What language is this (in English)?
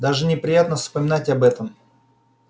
Russian